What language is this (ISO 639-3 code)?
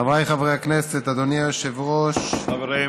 heb